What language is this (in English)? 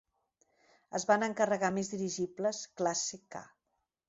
Catalan